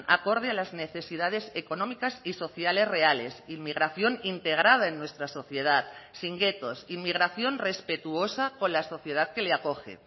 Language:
Spanish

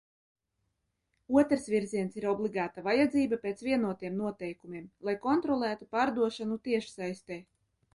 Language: Latvian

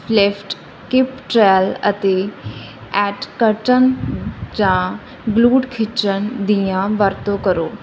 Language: Punjabi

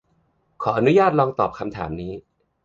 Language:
Thai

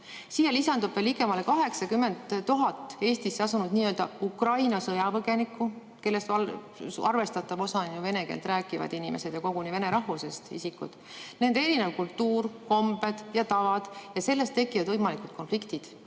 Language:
Estonian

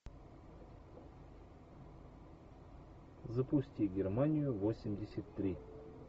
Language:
Russian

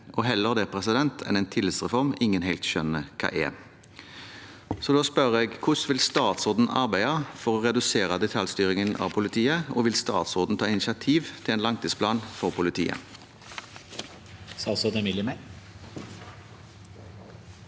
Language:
Norwegian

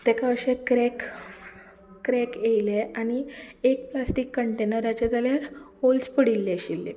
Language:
Konkani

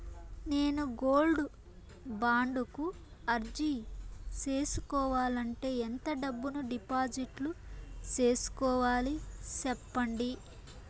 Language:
Telugu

